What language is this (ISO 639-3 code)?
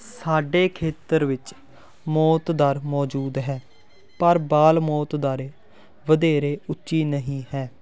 pan